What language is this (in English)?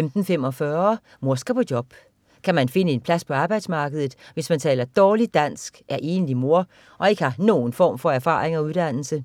Danish